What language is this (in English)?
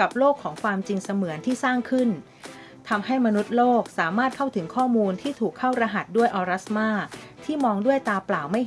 Thai